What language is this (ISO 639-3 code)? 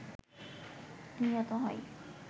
ben